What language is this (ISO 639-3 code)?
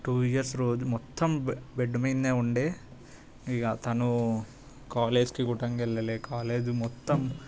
tel